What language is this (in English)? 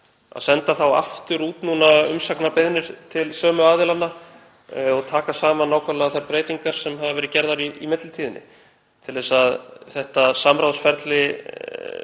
Icelandic